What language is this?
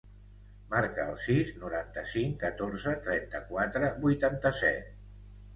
Catalan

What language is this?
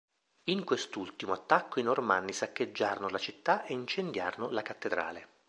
Italian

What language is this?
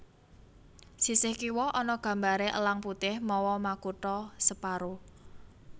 Javanese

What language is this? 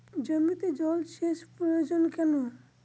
Bangla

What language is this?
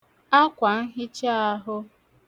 Igbo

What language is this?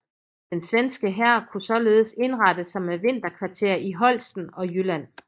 Danish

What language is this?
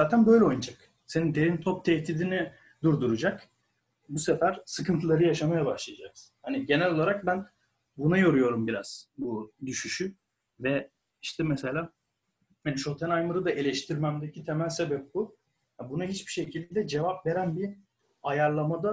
Turkish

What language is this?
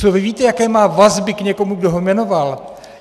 Czech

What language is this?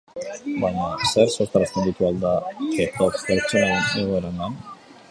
Basque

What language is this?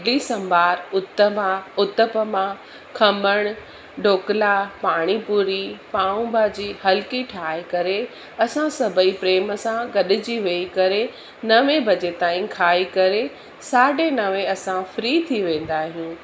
Sindhi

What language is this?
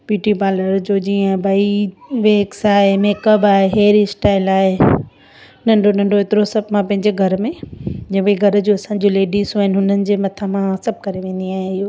Sindhi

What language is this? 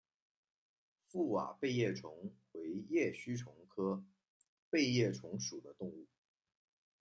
Chinese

